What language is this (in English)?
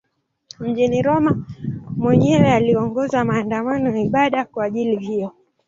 Swahili